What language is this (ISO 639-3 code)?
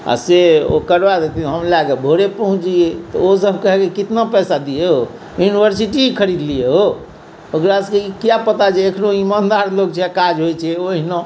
mai